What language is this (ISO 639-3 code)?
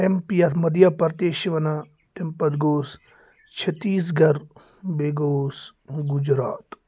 kas